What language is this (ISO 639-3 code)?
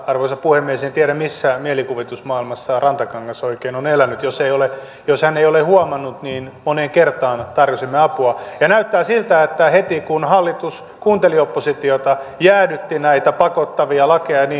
fin